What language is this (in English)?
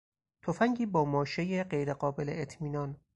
Persian